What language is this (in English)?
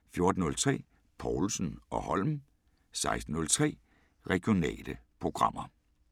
Danish